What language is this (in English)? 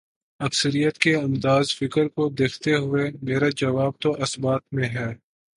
Urdu